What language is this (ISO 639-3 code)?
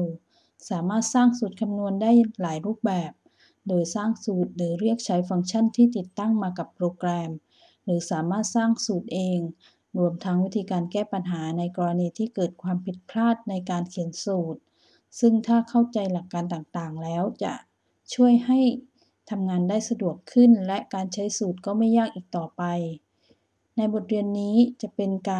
tha